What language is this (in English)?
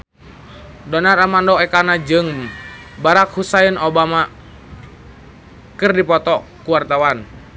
Sundanese